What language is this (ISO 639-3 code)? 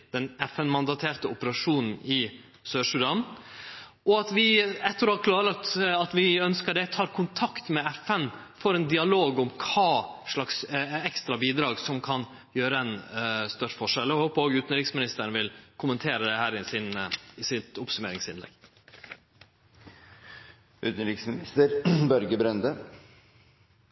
nor